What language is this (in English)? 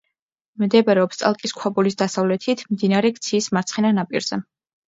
Georgian